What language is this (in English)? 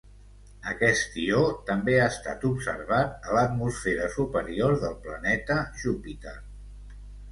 Catalan